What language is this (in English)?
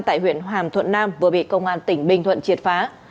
Vietnamese